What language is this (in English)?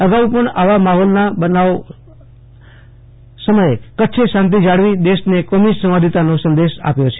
Gujarati